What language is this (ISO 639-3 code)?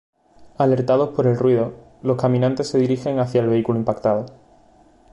spa